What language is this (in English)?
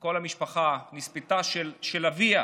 Hebrew